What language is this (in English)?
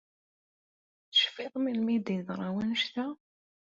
Kabyle